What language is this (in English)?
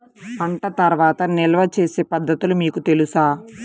Telugu